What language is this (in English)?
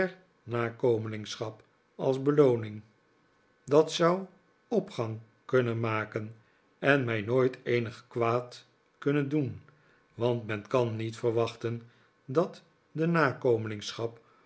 Dutch